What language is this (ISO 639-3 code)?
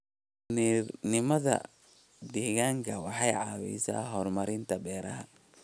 som